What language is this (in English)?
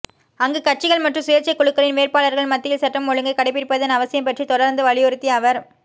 Tamil